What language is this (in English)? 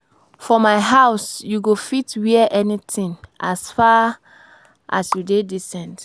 Nigerian Pidgin